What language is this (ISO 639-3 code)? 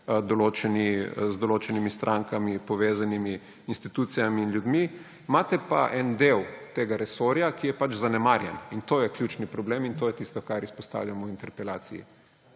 slv